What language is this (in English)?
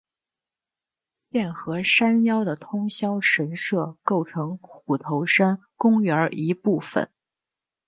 Chinese